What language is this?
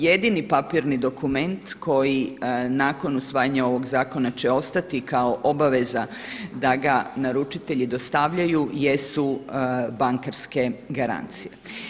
Croatian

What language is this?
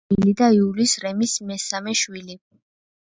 Georgian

